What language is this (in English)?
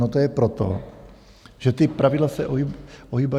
Czech